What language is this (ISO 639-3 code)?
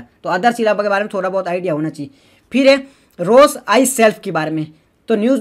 hin